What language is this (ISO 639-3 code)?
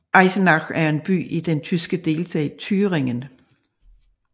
dan